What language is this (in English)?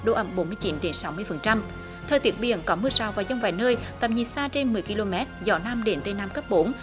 Vietnamese